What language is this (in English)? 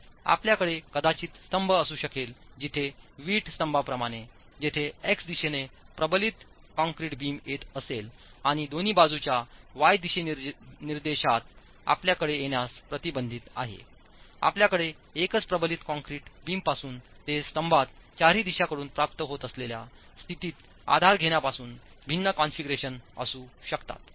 Marathi